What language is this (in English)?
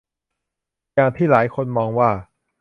Thai